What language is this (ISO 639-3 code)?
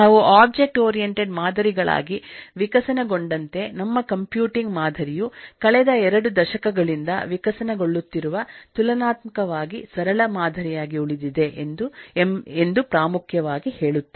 kan